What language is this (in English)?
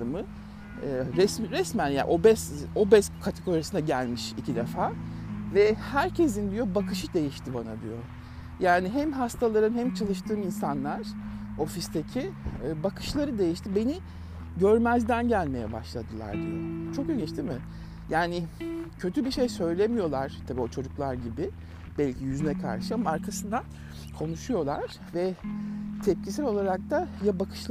Turkish